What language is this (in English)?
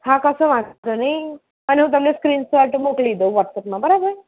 Gujarati